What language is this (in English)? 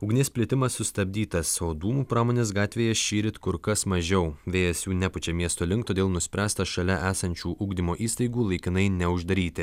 Lithuanian